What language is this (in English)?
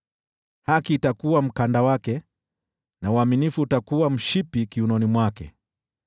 Swahili